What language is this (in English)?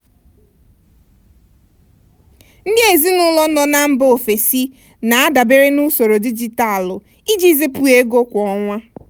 Igbo